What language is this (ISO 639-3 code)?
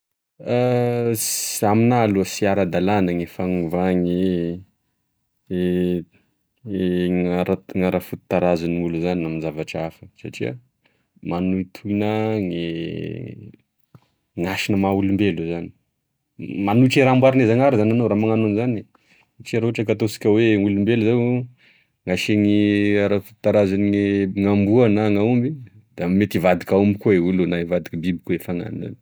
tkg